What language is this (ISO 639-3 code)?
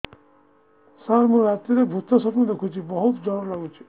ori